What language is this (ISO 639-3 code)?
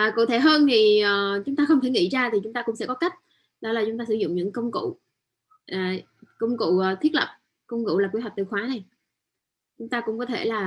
vie